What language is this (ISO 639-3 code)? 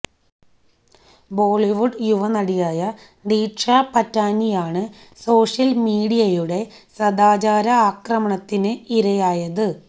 mal